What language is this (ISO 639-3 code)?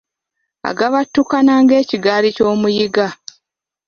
lug